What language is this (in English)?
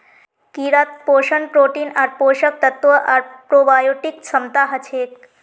Magahi